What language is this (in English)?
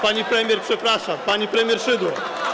Polish